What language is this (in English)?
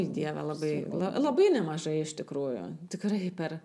Lithuanian